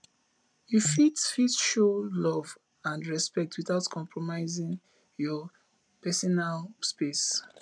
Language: Nigerian Pidgin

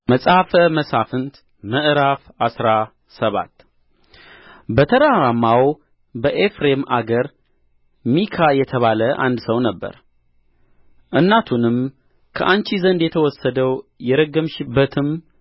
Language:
Amharic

